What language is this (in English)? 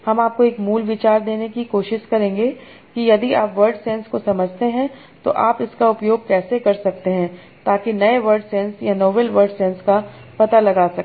Hindi